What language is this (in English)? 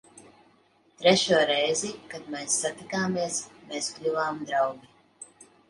Latvian